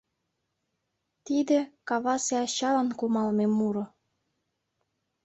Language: Mari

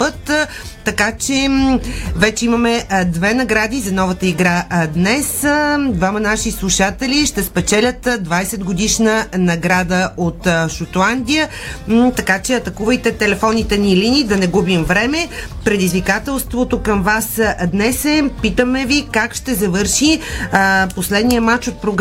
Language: Bulgarian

